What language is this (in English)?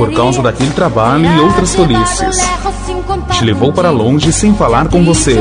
Portuguese